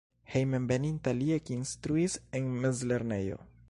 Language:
Esperanto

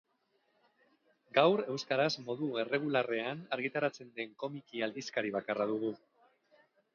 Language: Basque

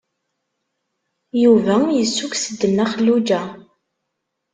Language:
Kabyle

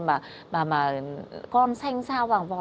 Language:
Vietnamese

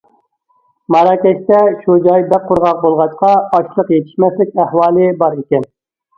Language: Uyghur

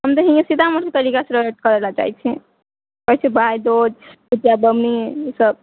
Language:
Maithili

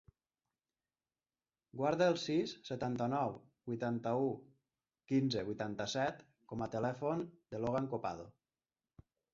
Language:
Catalan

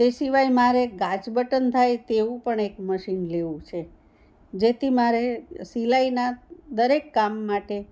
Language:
Gujarati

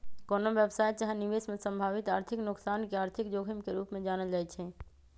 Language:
Magahi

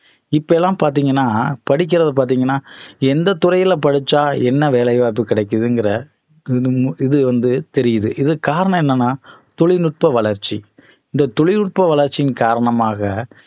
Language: Tamil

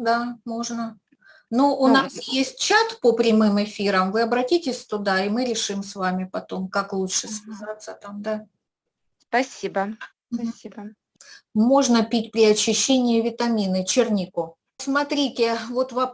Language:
Russian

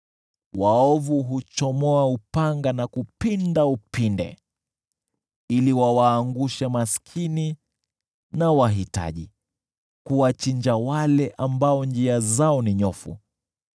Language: Swahili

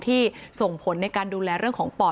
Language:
Thai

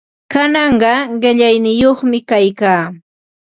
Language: Ambo-Pasco Quechua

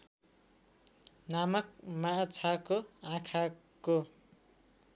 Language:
Nepali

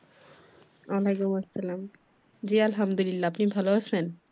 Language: Bangla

